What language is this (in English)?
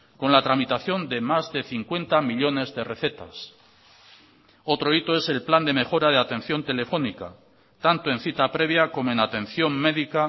Spanish